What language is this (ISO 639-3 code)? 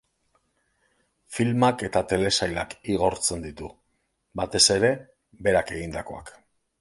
eus